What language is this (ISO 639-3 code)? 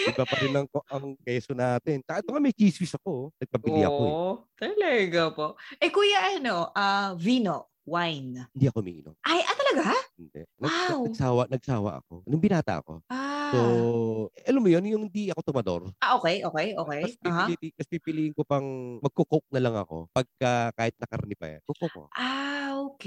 fil